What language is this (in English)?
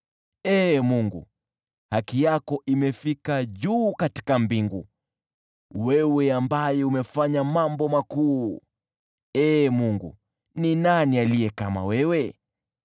Swahili